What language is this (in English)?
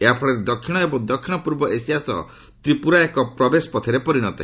Odia